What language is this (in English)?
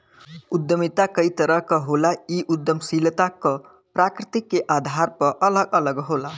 Bhojpuri